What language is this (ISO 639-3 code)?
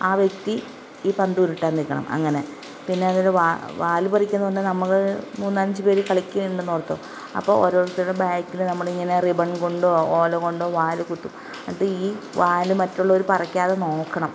mal